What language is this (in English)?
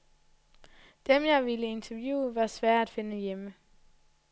Danish